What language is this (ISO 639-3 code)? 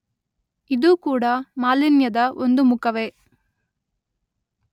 kan